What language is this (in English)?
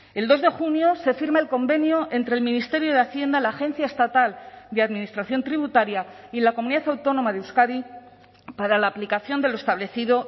Spanish